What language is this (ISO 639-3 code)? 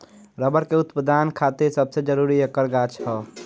bho